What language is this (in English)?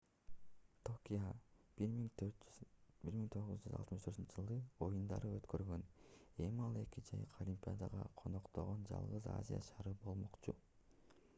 Kyrgyz